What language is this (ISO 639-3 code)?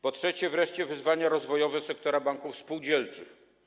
pol